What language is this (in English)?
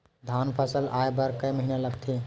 Chhattisgarhi